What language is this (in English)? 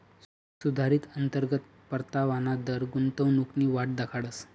Marathi